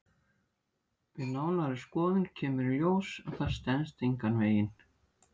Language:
Icelandic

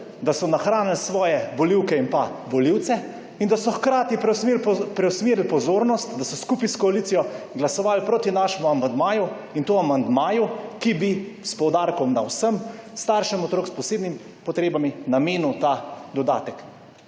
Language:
Slovenian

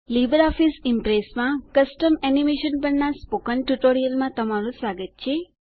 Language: Gujarati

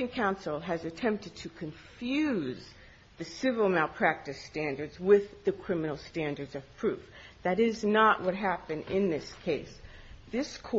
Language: English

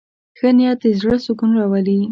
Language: Pashto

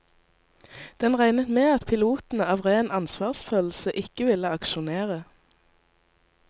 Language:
Norwegian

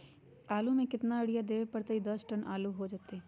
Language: Magahi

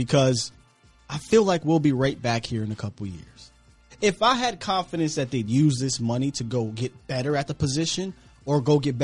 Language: English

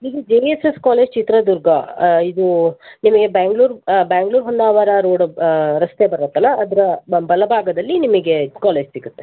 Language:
Kannada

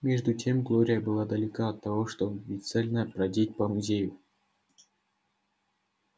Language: Russian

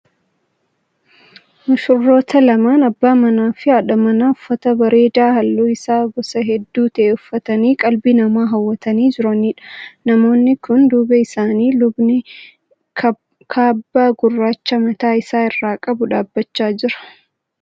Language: Oromo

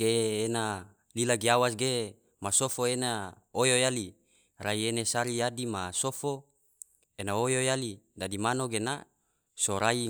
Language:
Tidore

